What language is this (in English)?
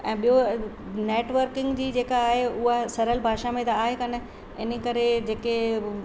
Sindhi